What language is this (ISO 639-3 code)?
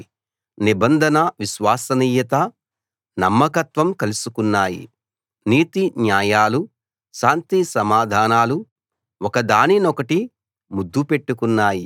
tel